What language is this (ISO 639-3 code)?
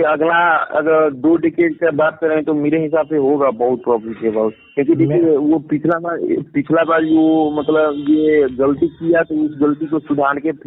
hin